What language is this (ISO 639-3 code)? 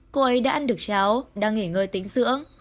vie